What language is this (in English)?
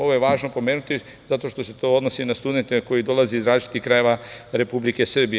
Serbian